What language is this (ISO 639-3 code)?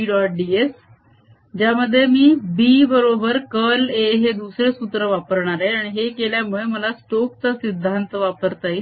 mar